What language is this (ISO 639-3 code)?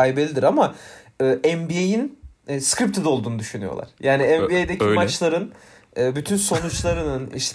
tur